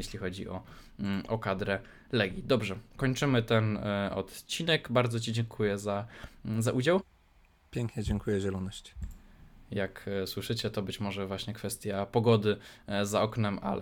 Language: Polish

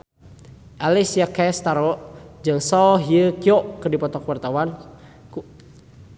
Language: Sundanese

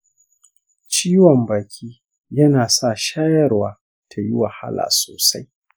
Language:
Hausa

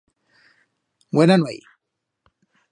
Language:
Aragonese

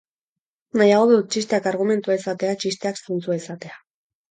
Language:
Basque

